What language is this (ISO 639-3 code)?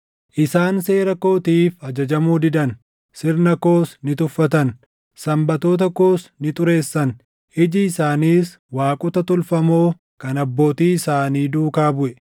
orm